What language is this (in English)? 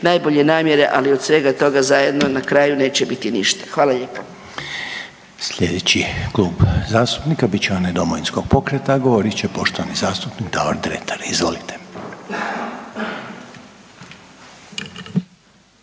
Croatian